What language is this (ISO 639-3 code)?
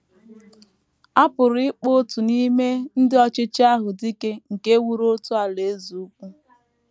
ibo